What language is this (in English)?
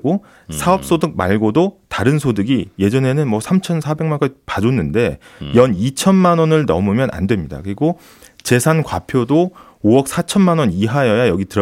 Korean